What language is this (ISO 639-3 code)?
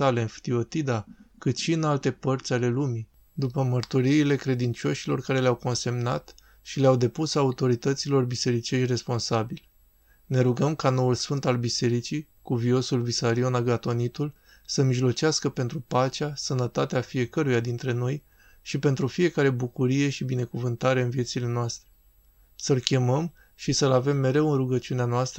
ron